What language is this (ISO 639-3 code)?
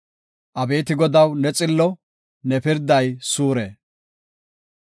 gof